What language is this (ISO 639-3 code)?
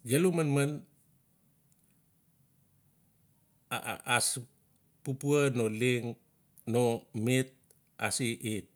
ncf